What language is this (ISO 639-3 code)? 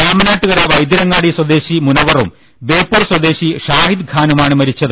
mal